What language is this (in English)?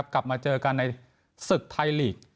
Thai